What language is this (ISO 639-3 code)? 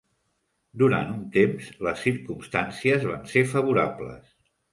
cat